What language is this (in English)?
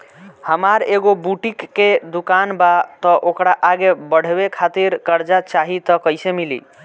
Bhojpuri